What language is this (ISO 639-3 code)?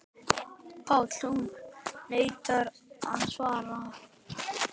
isl